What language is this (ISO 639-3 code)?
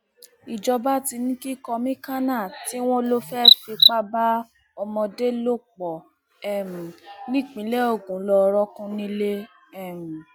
yor